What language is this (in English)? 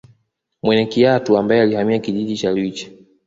Swahili